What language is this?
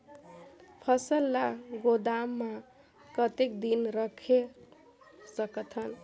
Chhattisgarhi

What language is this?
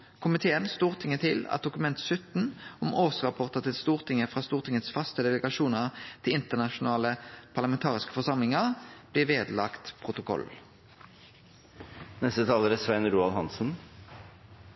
Norwegian Nynorsk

